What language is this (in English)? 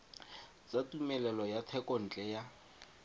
Tswana